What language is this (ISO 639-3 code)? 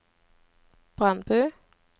nor